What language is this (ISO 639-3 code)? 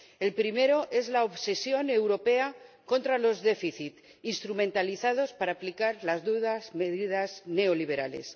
spa